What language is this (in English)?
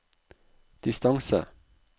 Norwegian